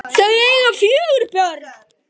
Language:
Icelandic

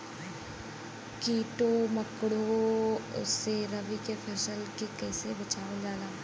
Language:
Bhojpuri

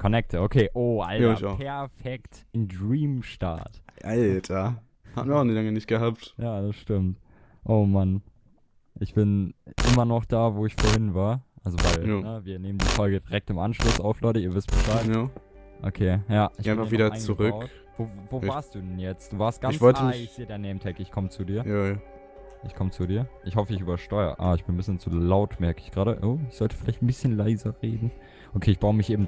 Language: German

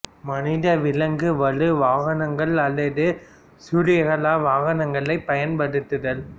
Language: Tamil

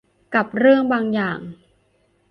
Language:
Thai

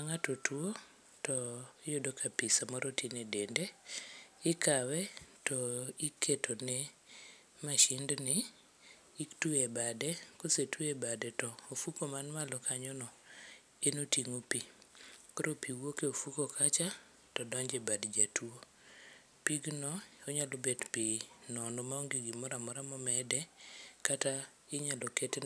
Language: Luo (Kenya and Tanzania)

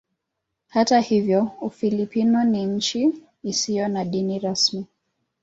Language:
Swahili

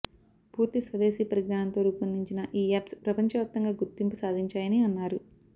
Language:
Telugu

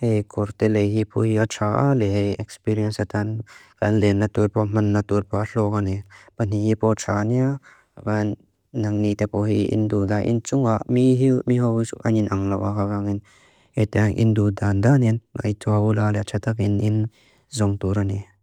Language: Mizo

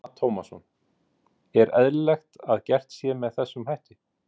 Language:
Icelandic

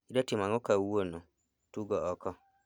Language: Luo (Kenya and Tanzania)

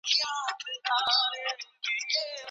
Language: Pashto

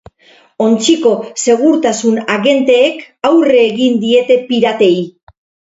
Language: Basque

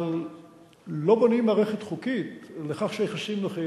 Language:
Hebrew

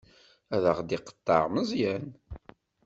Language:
Kabyle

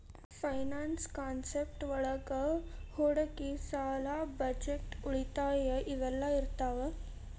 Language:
Kannada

